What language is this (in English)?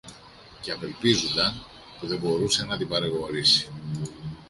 Greek